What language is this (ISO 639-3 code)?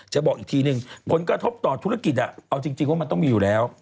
tha